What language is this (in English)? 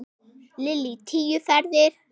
Icelandic